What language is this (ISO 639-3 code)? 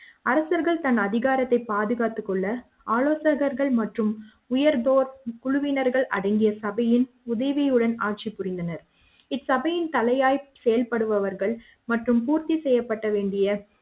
tam